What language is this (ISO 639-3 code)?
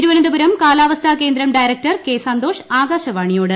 mal